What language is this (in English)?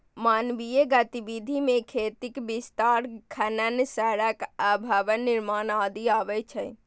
Maithili